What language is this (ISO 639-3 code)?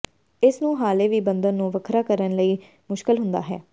pan